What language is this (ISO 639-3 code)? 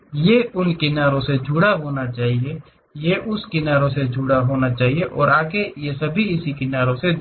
hin